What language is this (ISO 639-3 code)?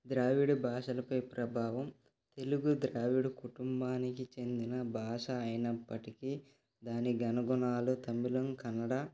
tel